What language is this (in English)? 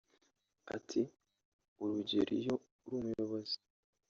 Kinyarwanda